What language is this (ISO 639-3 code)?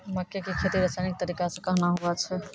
mai